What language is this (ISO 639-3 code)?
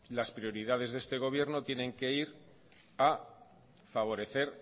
spa